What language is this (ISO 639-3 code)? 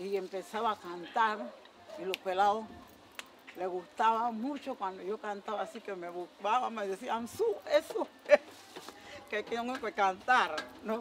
spa